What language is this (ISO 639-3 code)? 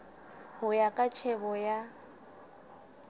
sot